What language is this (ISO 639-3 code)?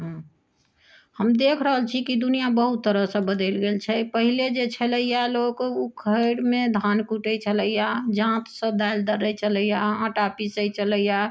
mai